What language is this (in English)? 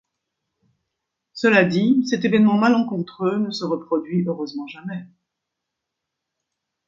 French